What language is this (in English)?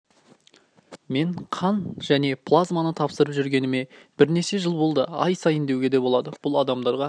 Kazakh